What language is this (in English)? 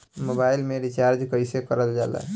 Bhojpuri